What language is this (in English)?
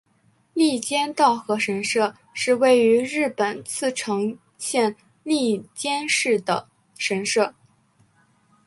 Chinese